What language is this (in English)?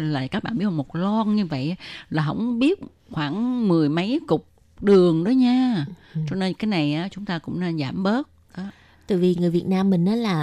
Vietnamese